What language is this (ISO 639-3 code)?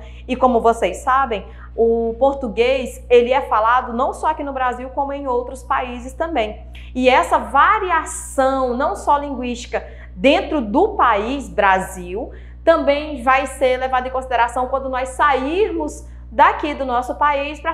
por